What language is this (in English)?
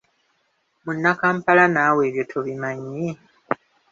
Ganda